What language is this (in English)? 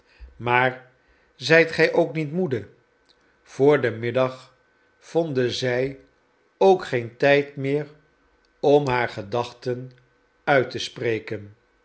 Dutch